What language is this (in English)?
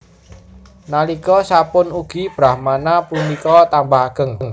Javanese